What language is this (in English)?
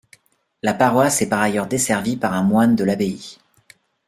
French